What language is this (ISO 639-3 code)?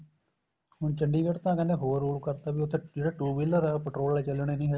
pan